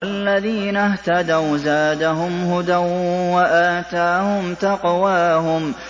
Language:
Arabic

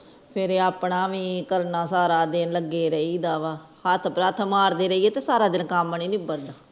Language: Punjabi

